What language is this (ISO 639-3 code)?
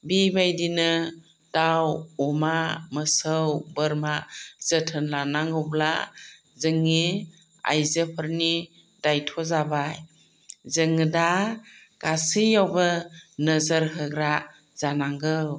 brx